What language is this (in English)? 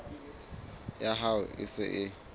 Southern Sotho